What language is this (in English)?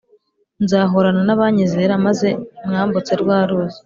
Kinyarwanda